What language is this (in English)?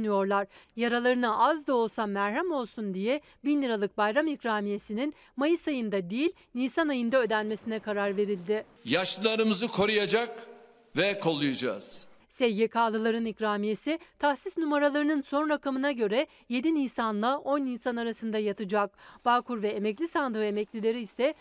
Turkish